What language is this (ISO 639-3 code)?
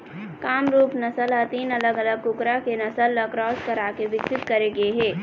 hne